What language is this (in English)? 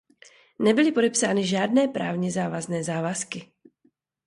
Czech